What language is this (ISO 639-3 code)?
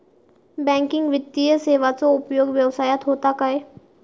mar